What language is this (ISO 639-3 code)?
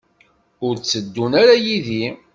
kab